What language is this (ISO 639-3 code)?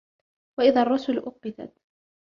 ara